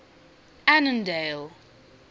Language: English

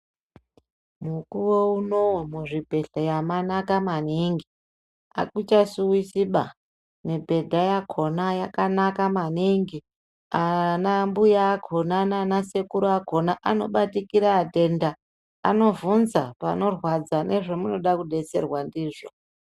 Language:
Ndau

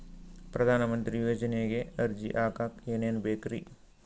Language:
Kannada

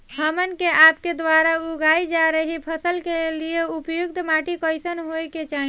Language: Bhojpuri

